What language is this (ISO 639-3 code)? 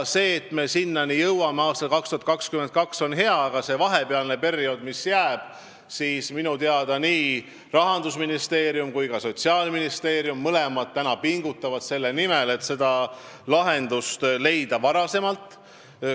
est